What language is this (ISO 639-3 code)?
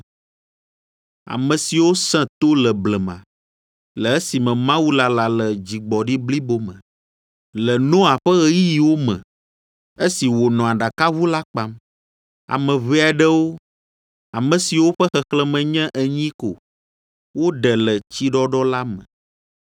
ewe